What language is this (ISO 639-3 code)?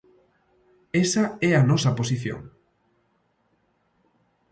glg